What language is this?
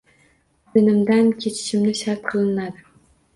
Uzbek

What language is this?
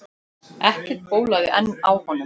Icelandic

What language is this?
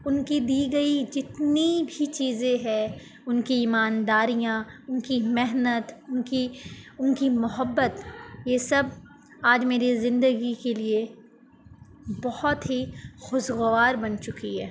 Urdu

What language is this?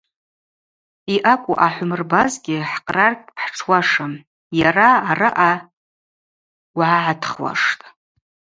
Abaza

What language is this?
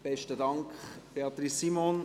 Swiss German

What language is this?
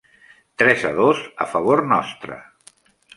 Catalan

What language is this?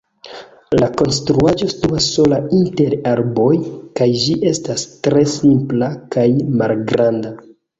Esperanto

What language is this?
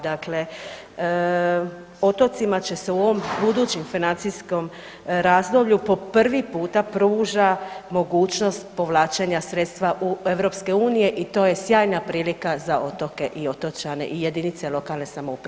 Croatian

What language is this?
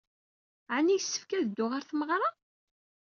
Kabyle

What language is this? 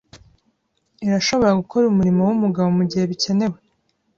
Kinyarwanda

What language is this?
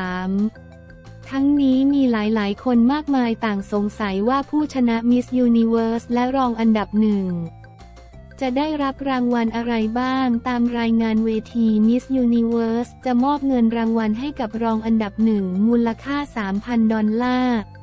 Thai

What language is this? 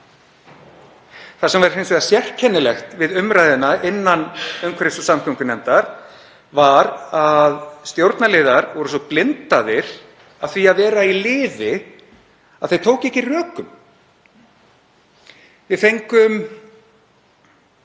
Icelandic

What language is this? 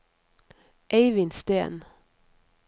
Norwegian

